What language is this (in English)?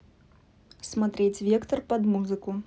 Russian